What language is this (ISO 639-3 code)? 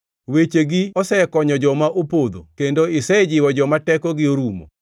luo